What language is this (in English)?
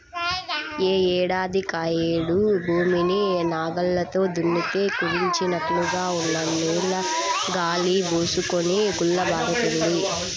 Telugu